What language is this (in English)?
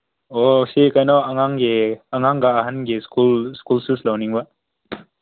Manipuri